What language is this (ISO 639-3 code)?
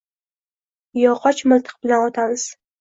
uzb